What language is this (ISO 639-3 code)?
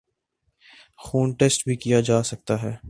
urd